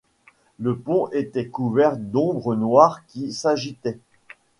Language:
French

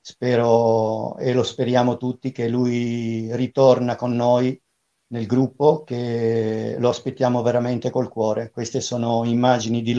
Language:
Italian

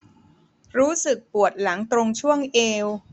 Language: Thai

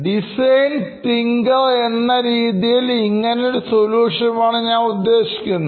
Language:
Malayalam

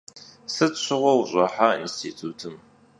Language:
Kabardian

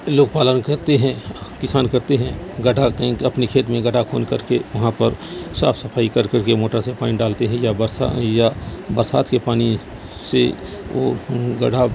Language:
Urdu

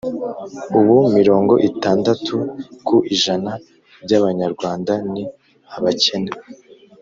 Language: Kinyarwanda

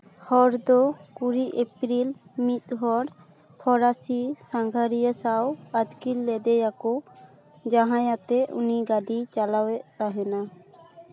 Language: Santali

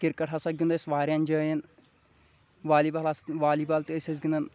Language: Kashmiri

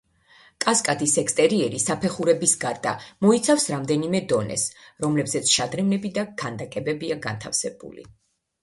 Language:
Georgian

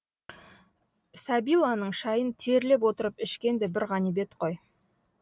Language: Kazakh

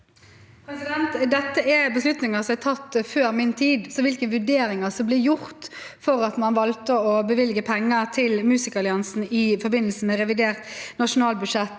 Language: Norwegian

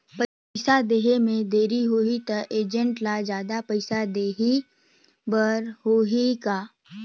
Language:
Chhattisgarhi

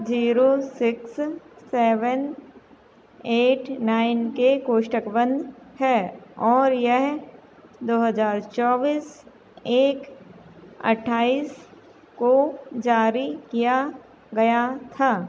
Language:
Hindi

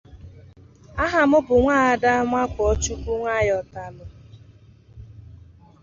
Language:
Igbo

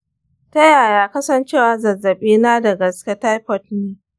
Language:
Hausa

